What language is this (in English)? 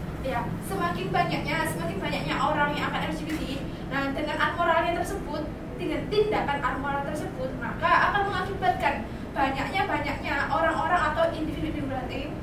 Indonesian